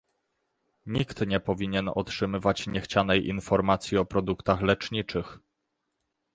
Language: Polish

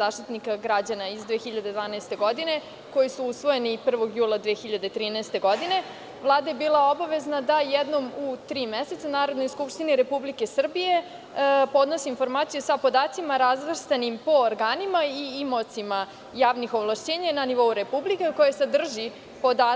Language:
Serbian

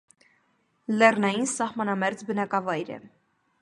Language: Armenian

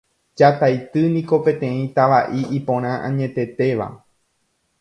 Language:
Guarani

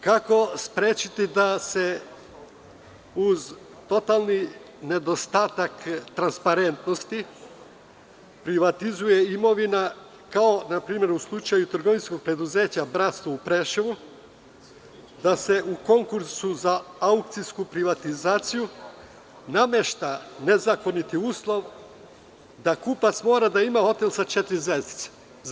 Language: Serbian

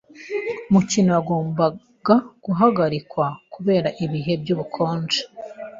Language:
Kinyarwanda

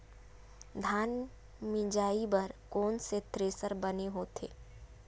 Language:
Chhattisgarhi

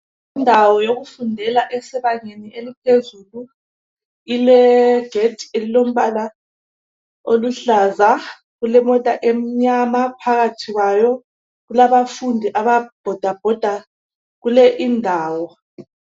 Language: North Ndebele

